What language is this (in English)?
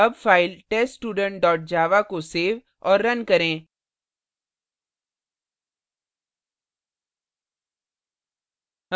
Hindi